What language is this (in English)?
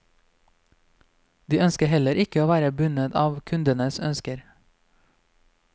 Norwegian